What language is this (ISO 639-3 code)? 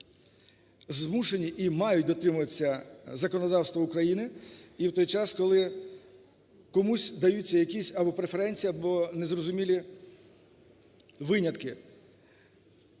ukr